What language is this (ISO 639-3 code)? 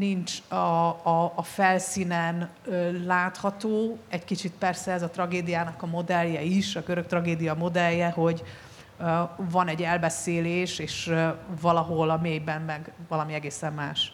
hun